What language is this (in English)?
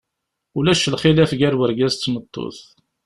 Kabyle